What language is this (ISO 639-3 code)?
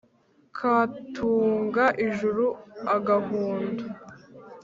kin